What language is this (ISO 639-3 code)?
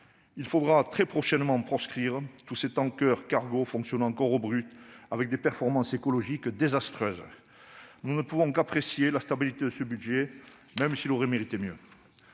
fra